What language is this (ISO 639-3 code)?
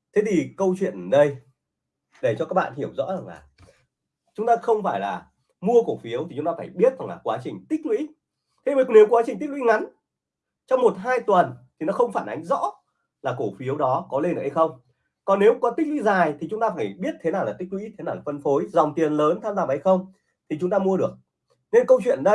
vie